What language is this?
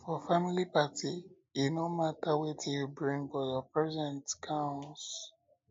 Nigerian Pidgin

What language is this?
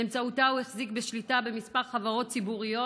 Hebrew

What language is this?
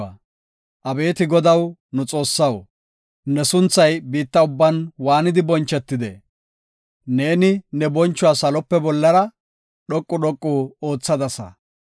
Gofa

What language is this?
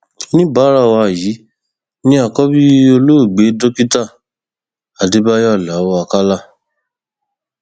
Yoruba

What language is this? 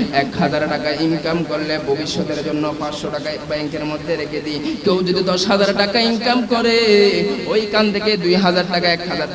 Indonesian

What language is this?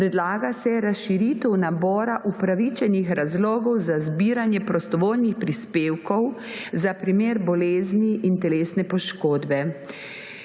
Slovenian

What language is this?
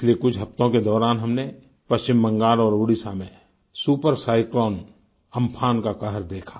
Hindi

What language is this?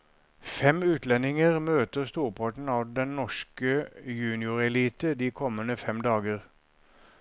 Norwegian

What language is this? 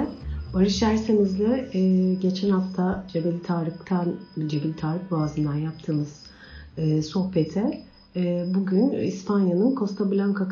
Turkish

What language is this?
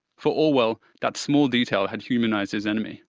English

